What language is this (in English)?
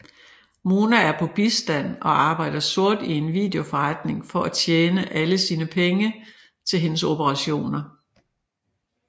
Danish